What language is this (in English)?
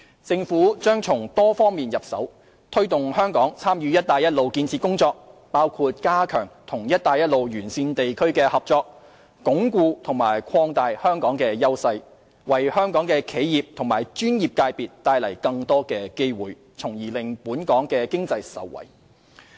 Cantonese